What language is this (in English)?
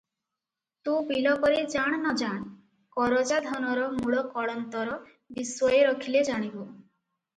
Odia